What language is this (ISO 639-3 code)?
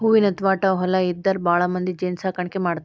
kan